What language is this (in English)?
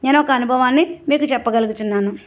Telugu